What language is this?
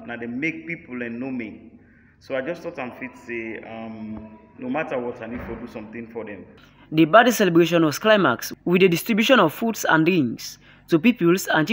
English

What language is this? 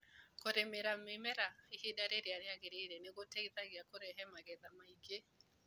Kikuyu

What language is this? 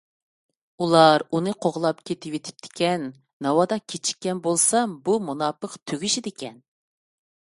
Uyghur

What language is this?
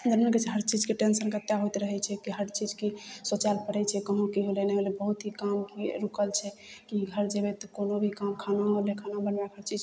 Maithili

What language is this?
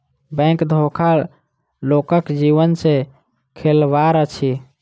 Maithili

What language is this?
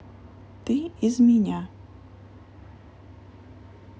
Russian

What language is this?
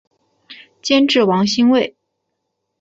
Chinese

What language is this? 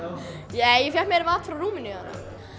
Icelandic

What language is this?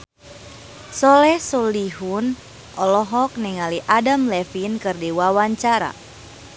Sundanese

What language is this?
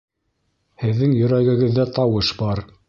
Bashkir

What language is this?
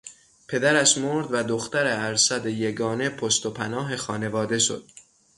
Persian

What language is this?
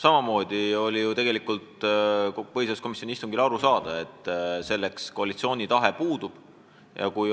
Estonian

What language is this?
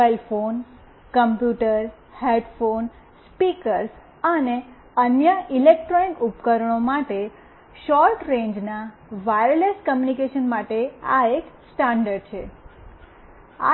Gujarati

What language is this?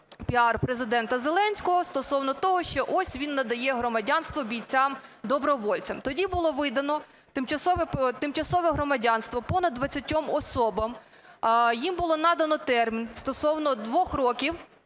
Ukrainian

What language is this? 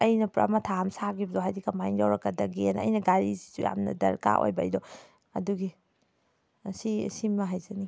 Manipuri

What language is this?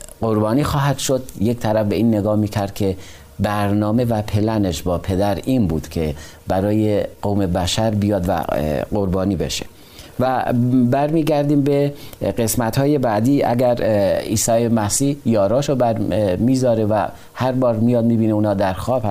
Persian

